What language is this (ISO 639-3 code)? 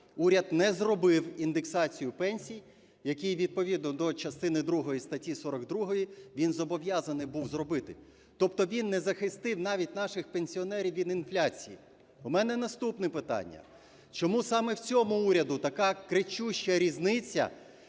ukr